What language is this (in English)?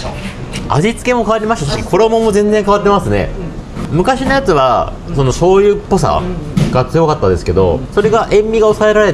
Japanese